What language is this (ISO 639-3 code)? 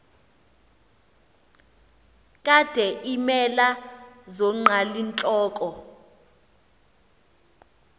xho